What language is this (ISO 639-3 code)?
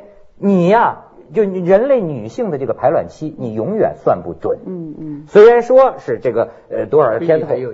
zho